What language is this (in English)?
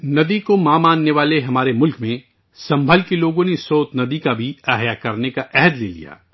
Urdu